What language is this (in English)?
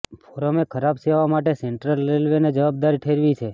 Gujarati